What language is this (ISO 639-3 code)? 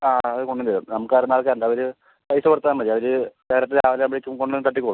mal